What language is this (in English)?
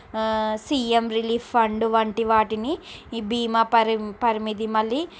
Telugu